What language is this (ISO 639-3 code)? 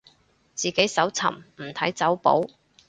yue